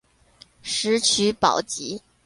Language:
Chinese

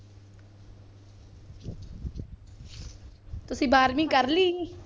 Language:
Punjabi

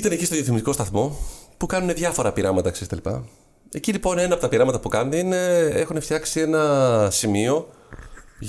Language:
Greek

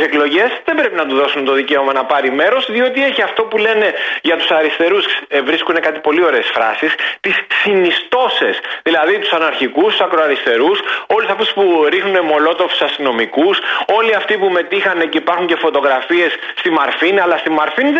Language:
Greek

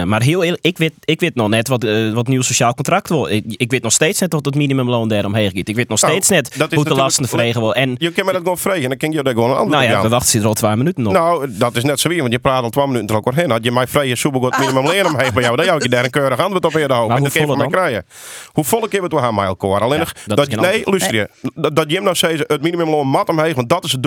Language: Dutch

